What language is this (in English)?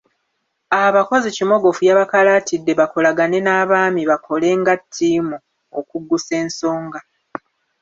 Ganda